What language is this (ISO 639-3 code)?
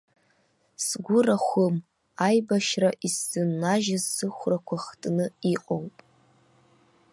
abk